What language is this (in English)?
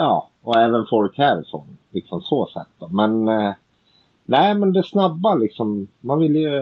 Swedish